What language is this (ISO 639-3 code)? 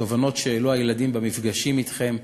heb